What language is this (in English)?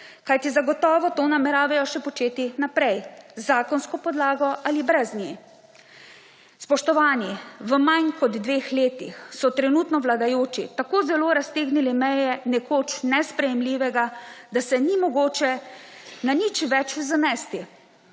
Slovenian